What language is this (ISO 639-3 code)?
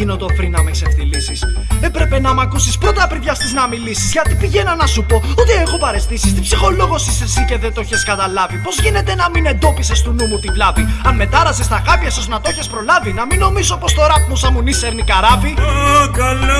ell